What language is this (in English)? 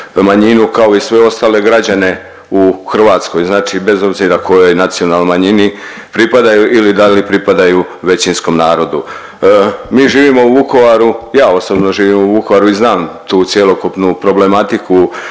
Croatian